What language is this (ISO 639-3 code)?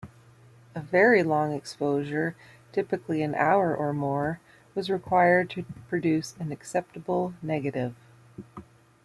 eng